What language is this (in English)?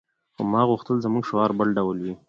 Pashto